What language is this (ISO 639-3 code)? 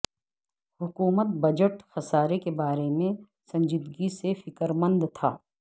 urd